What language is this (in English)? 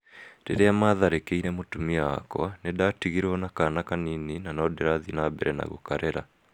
Kikuyu